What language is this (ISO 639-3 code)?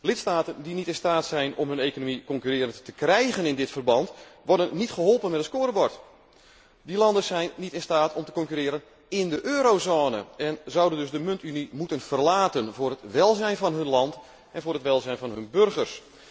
nld